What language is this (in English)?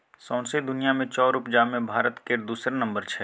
Maithili